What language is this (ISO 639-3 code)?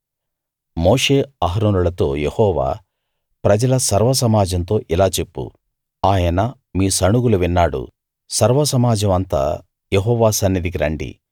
tel